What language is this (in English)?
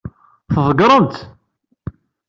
Kabyle